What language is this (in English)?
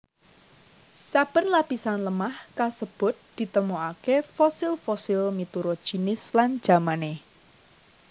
Javanese